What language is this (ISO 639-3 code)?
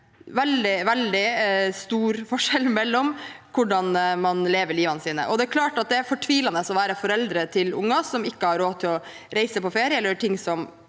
nor